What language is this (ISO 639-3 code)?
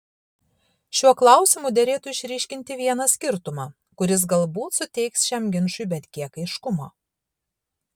lit